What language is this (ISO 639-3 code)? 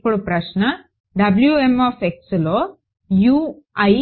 tel